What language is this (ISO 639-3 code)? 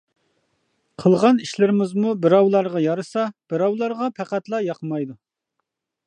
uig